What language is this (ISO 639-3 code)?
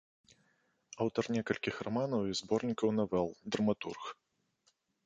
bel